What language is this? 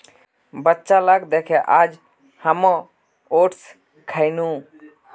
Magahi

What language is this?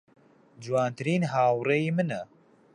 Central Kurdish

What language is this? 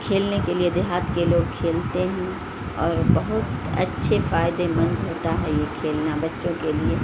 Urdu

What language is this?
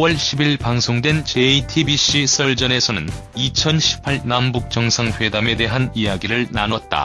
Korean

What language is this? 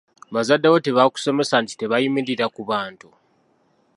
Ganda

